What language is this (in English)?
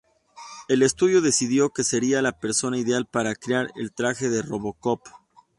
Spanish